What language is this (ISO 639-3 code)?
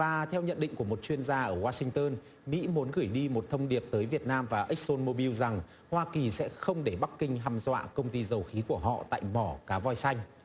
vie